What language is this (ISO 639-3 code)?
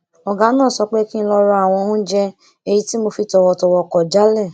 yor